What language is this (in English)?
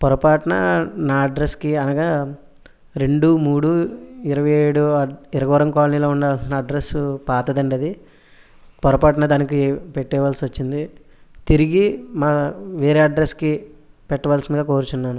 Telugu